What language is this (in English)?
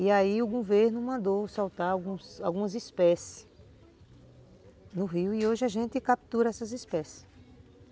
Portuguese